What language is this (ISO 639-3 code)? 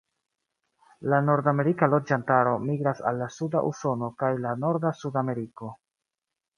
epo